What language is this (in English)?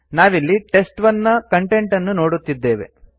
Kannada